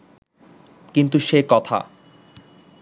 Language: Bangla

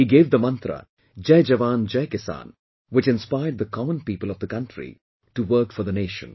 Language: English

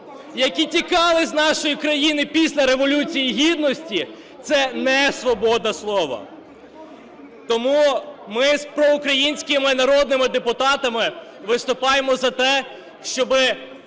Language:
Ukrainian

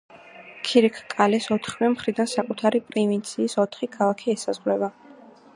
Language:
Georgian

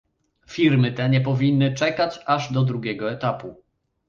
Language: Polish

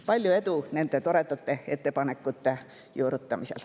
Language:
Estonian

